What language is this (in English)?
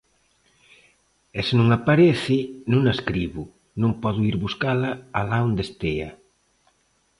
Galician